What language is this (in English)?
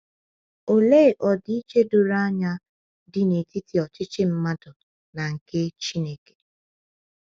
Igbo